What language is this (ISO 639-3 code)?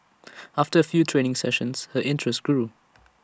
eng